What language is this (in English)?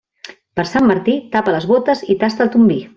Catalan